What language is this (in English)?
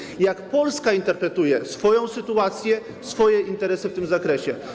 Polish